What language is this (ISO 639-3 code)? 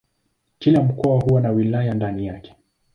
swa